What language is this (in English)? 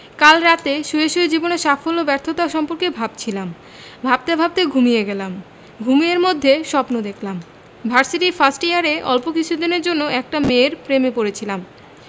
Bangla